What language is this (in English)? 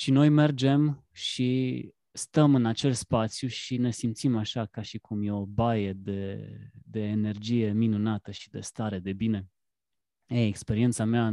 Romanian